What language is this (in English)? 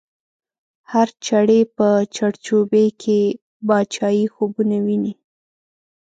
Pashto